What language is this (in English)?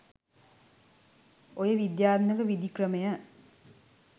Sinhala